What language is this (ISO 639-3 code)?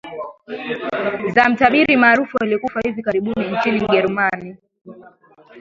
swa